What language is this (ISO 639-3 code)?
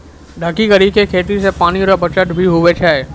mai